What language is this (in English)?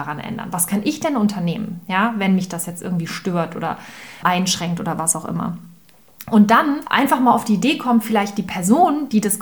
German